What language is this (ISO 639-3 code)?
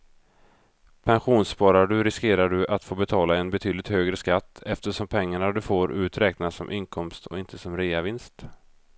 swe